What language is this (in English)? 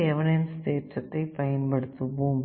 Tamil